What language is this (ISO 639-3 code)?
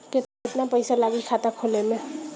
bho